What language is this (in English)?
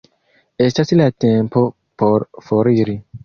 Esperanto